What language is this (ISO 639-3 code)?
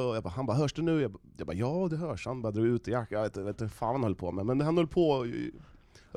swe